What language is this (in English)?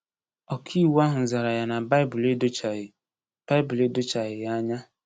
Igbo